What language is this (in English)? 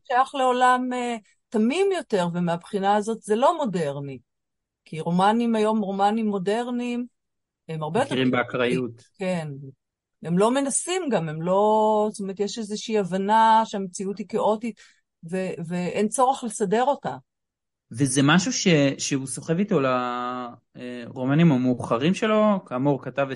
Hebrew